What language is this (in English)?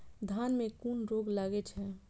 Maithili